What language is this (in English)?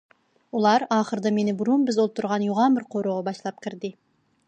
Uyghur